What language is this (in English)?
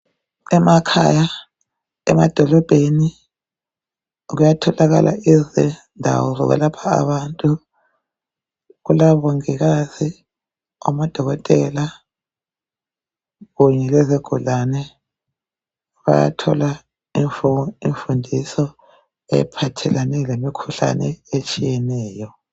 North Ndebele